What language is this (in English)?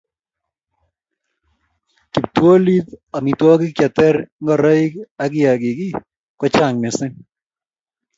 Kalenjin